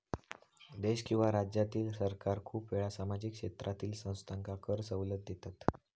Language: Marathi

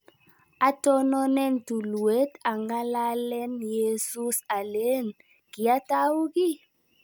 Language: Kalenjin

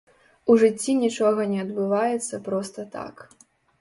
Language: Belarusian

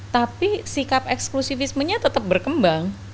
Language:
Indonesian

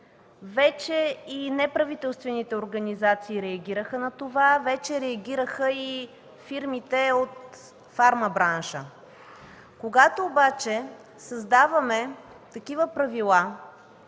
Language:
Bulgarian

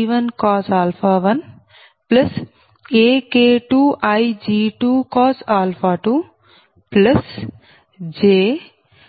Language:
Telugu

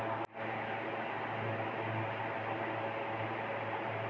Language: Marathi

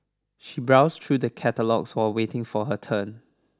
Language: English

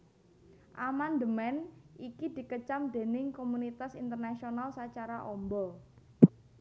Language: Javanese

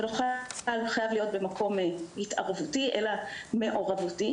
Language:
Hebrew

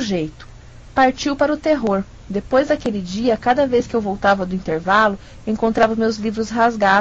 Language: Portuguese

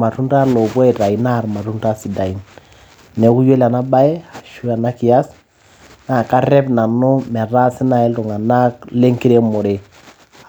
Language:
Masai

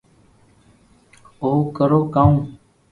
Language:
Loarki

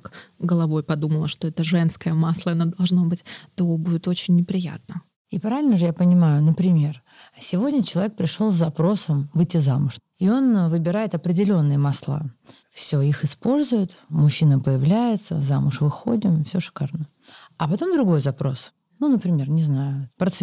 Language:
Russian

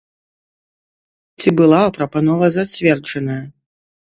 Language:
Belarusian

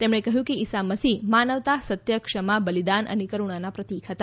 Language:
Gujarati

